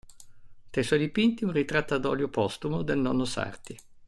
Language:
Italian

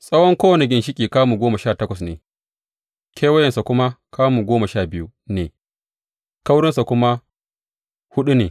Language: Hausa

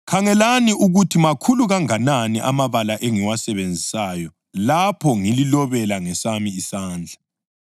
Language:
North Ndebele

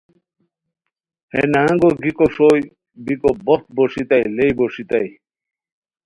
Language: Khowar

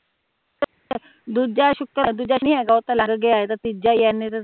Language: Punjabi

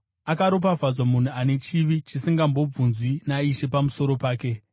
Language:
Shona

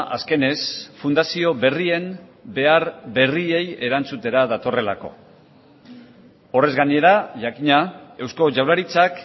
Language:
Basque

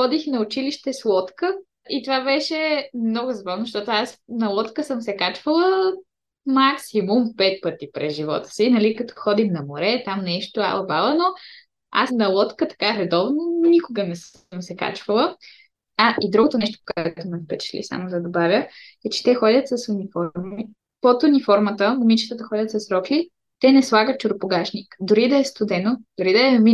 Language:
Bulgarian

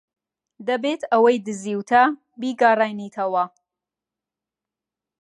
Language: Central Kurdish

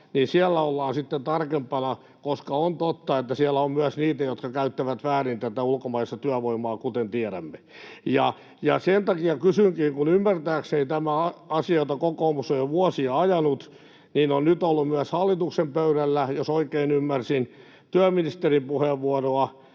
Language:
Finnish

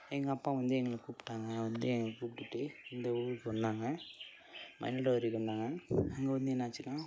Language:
Tamil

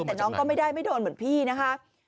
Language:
Thai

